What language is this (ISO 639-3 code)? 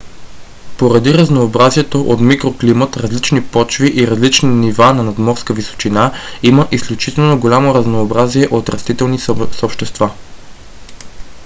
bul